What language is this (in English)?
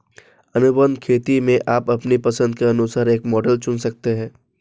Hindi